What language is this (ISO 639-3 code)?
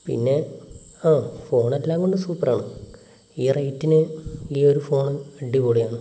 mal